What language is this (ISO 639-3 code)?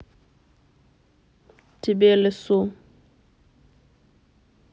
rus